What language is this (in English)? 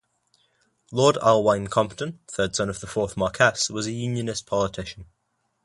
English